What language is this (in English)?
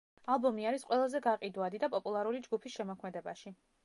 Georgian